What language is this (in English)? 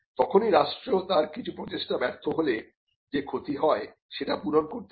Bangla